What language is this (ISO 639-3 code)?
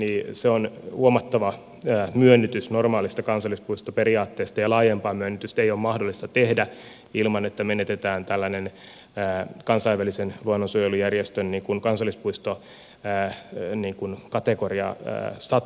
fin